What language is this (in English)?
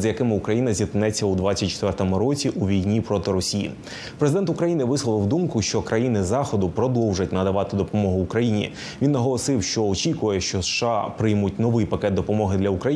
Ukrainian